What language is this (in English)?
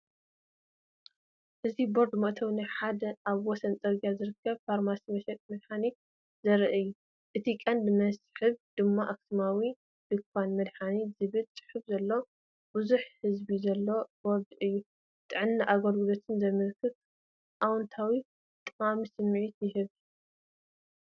Tigrinya